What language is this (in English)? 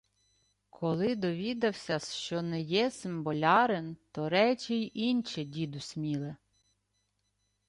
Ukrainian